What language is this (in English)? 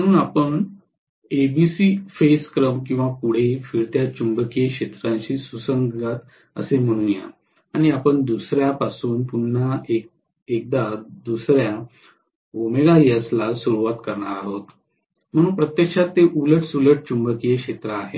Marathi